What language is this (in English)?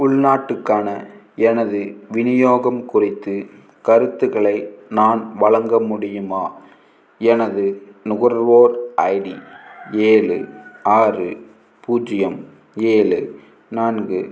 Tamil